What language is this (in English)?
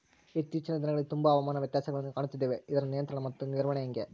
Kannada